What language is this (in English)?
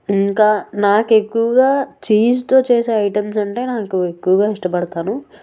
Telugu